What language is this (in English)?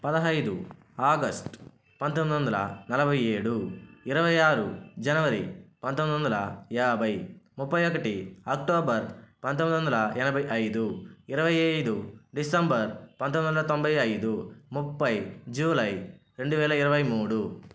Telugu